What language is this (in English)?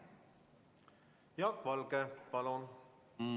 Estonian